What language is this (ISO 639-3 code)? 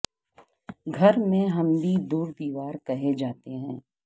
urd